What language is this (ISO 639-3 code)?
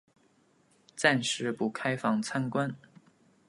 zho